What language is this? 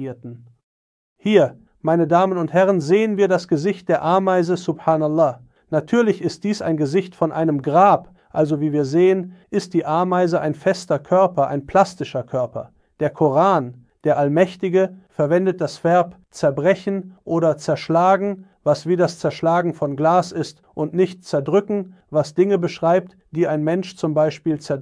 German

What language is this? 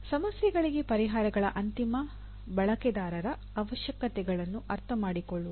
Kannada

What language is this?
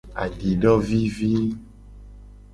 Gen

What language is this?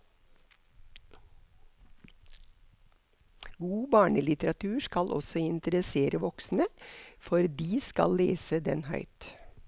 Norwegian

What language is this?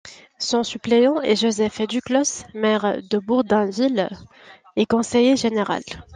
French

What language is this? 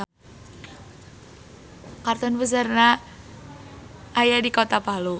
Sundanese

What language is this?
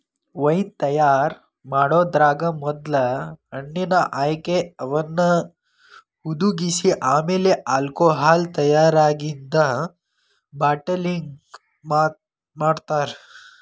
Kannada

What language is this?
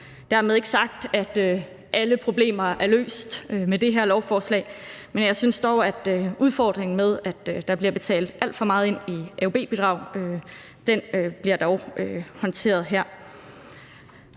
Danish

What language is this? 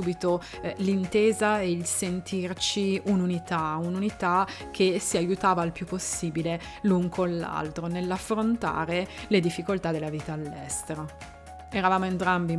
Italian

